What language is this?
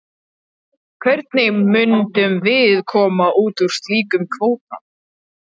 Icelandic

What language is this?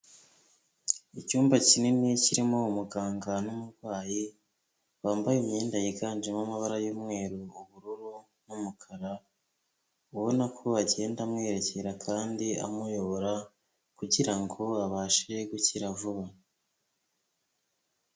Kinyarwanda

